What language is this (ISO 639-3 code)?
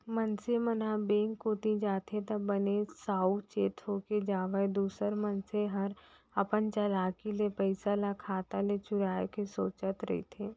hne